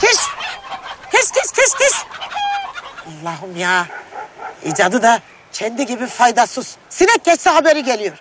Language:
Turkish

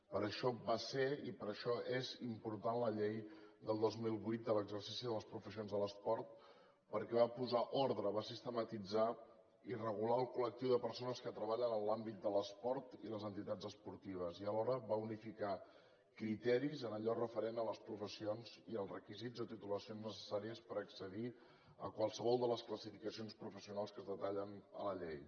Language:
Catalan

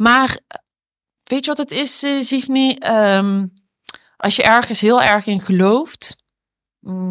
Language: Dutch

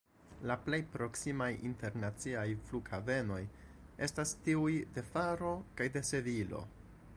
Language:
Esperanto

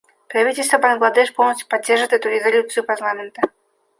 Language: Russian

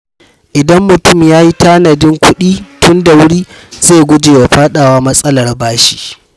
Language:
Hausa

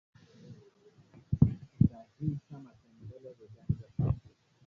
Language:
Swahili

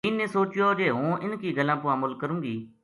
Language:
Gujari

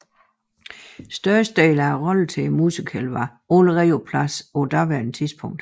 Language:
Danish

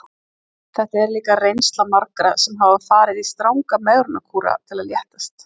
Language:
Icelandic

